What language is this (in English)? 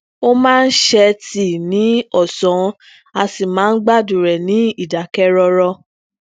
Yoruba